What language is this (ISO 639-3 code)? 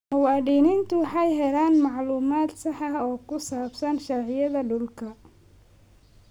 som